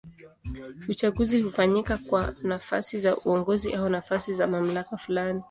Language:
Swahili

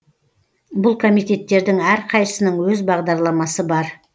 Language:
Kazakh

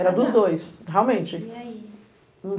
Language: Portuguese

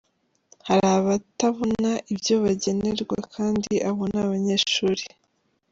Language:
Kinyarwanda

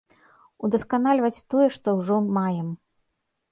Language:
Belarusian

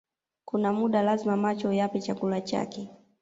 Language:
Swahili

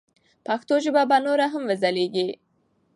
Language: Pashto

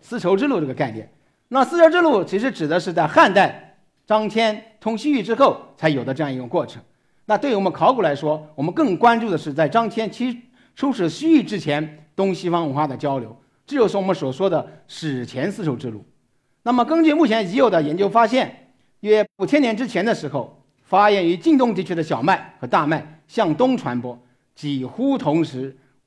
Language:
Chinese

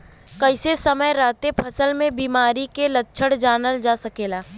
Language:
Bhojpuri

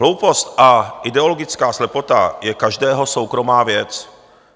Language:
Czech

